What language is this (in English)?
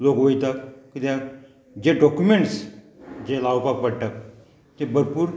Konkani